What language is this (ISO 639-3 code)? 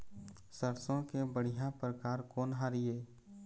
hne